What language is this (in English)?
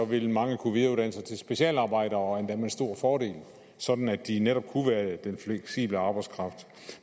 Danish